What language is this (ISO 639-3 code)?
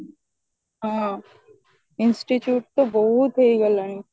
ori